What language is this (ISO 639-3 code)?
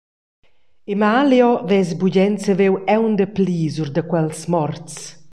roh